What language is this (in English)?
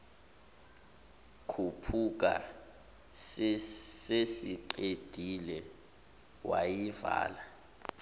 Zulu